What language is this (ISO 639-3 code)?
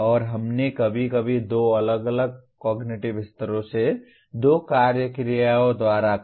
hin